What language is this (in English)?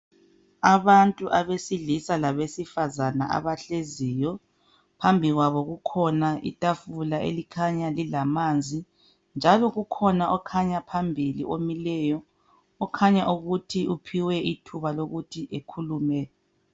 North Ndebele